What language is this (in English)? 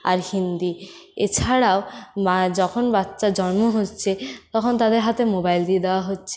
Bangla